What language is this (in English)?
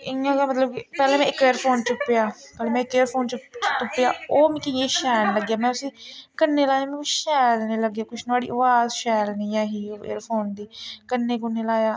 Dogri